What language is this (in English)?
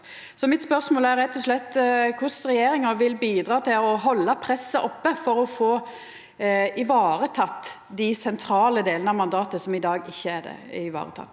Norwegian